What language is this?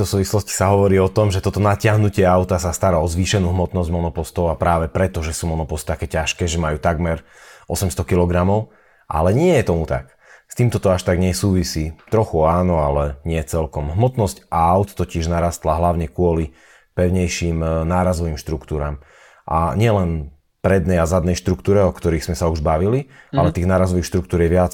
Slovak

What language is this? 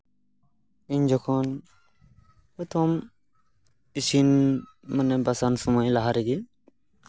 Santali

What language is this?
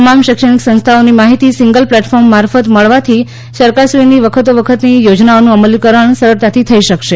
Gujarati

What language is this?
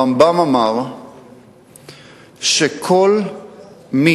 Hebrew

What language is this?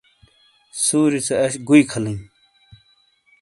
Shina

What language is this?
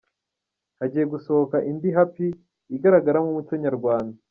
Kinyarwanda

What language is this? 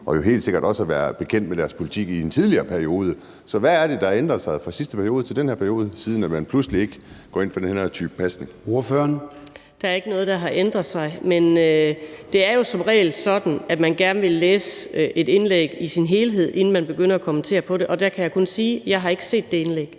Danish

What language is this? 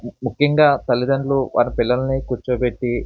Telugu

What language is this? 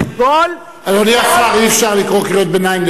Hebrew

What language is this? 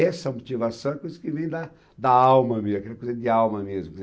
Portuguese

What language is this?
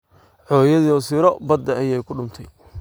Somali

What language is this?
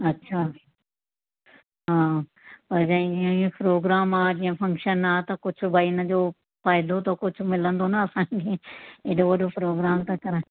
Sindhi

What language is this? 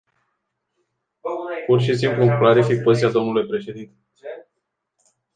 Romanian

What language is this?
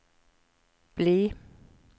Norwegian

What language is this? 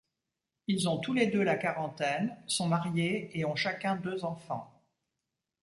French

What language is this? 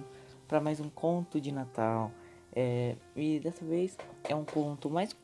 Portuguese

